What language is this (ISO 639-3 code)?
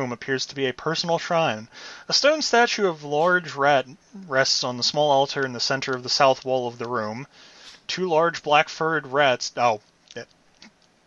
eng